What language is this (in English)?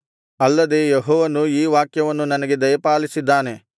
Kannada